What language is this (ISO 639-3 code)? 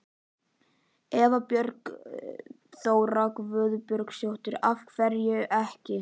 isl